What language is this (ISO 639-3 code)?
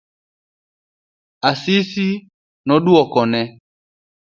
luo